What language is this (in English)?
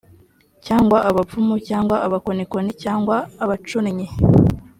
Kinyarwanda